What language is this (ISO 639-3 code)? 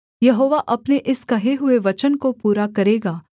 hin